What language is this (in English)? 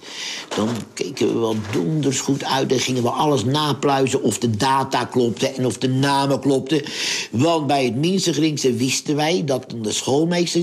Dutch